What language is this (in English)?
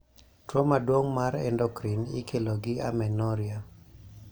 Luo (Kenya and Tanzania)